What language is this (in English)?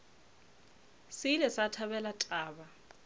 Northern Sotho